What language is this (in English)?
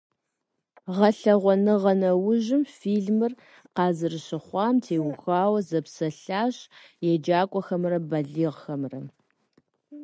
Kabardian